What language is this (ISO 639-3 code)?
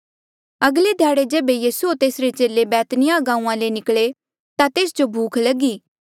mjl